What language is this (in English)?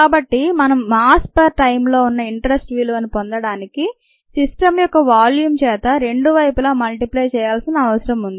Telugu